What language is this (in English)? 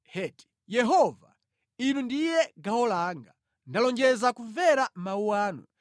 Nyanja